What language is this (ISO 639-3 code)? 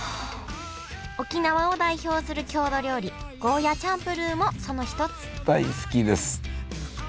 jpn